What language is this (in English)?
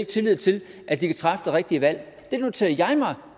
Danish